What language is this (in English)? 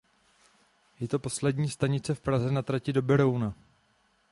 Czech